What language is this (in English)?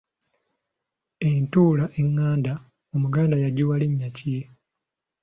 Ganda